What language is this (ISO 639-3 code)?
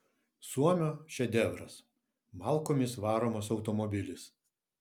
lit